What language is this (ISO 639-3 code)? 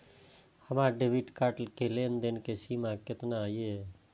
mai